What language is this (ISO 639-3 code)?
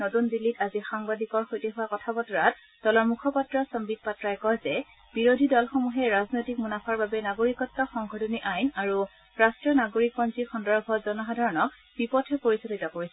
asm